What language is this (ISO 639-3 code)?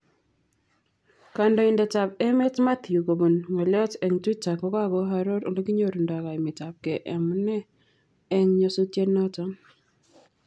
kln